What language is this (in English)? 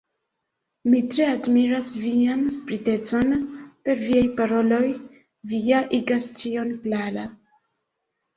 Esperanto